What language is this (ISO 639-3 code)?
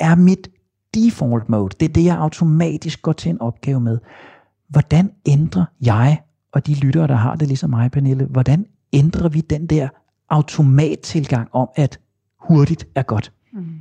dan